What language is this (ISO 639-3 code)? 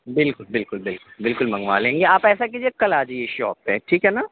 urd